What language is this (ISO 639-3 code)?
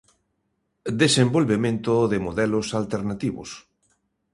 glg